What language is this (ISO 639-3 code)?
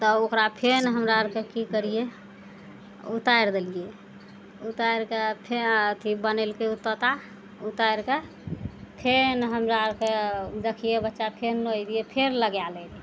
mai